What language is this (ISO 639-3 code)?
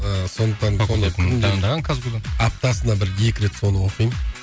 kaz